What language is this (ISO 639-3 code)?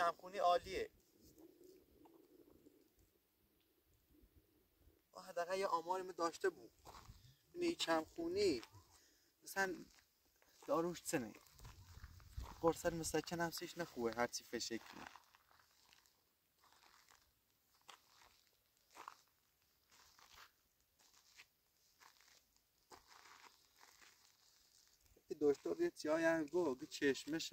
fas